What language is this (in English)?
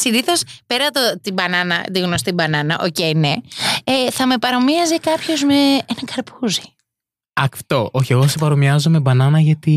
Greek